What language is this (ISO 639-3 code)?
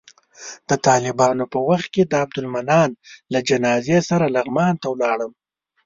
pus